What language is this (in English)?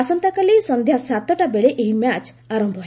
Odia